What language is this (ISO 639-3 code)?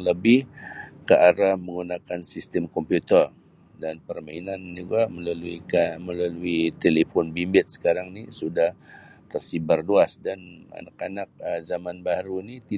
msi